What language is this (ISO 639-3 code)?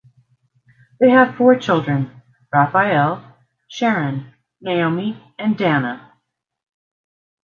eng